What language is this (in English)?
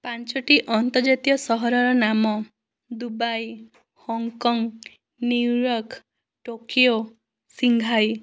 Odia